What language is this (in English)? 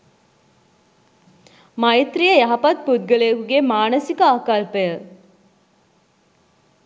Sinhala